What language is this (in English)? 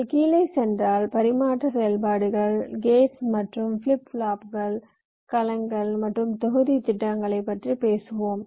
Tamil